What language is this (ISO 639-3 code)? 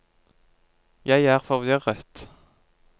nor